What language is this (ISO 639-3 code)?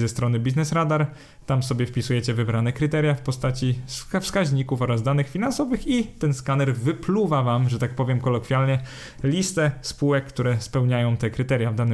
pol